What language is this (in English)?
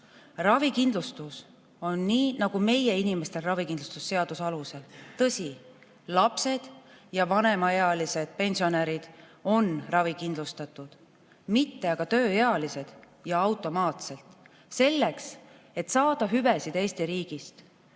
Estonian